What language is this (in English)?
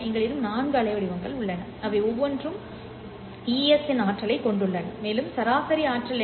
Tamil